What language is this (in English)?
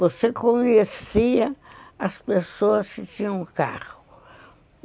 Portuguese